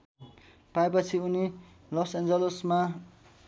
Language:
Nepali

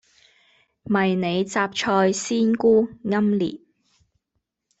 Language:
Cantonese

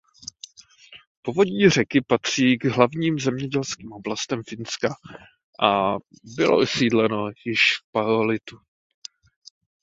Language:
Czech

